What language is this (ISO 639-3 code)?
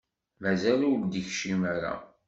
kab